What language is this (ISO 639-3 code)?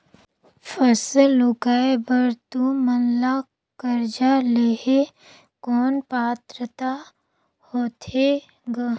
hne